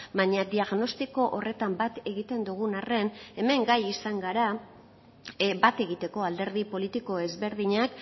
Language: Basque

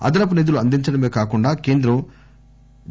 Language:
Telugu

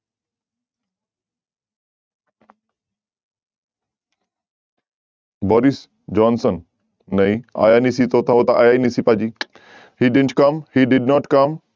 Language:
Punjabi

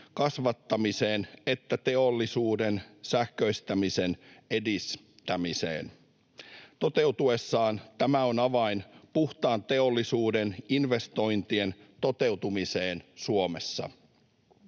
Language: Finnish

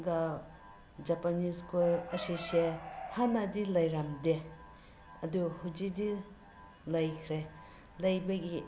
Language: Manipuri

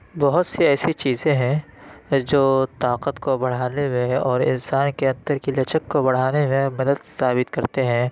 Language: Urdu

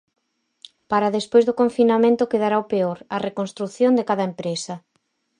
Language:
Galician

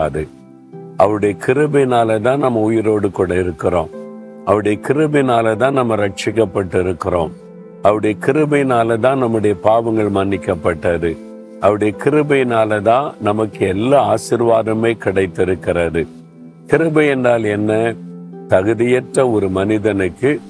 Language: Tamil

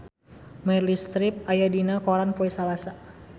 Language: Sundanese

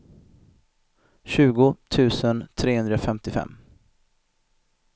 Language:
Swedish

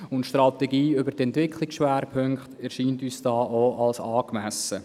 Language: Swiss German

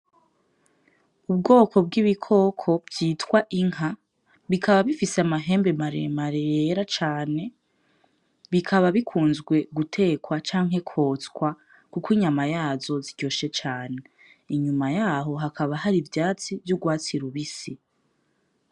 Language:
Rundi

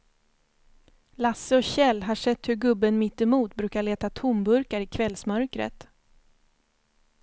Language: Swedish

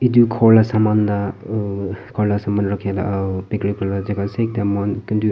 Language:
Naga Pidgin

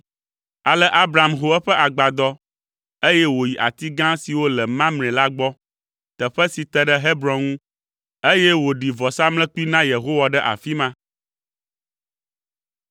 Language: Ewe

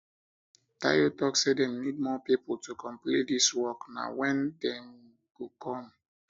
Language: Nigerian Pidgin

